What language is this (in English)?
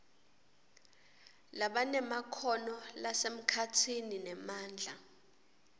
Swati